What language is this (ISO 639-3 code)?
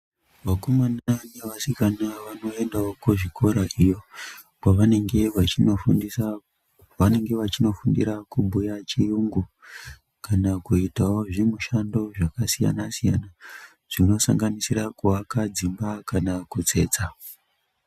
ndc